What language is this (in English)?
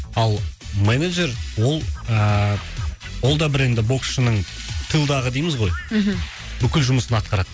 Kazakh